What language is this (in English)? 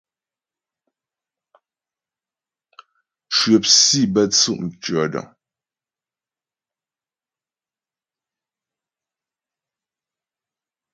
Ghomala